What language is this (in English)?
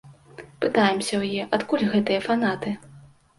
Belarusian